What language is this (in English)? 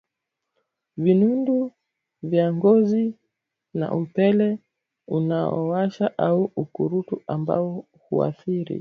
Swahili